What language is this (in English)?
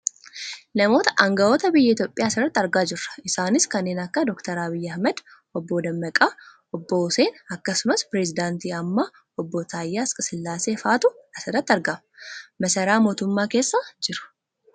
Oromo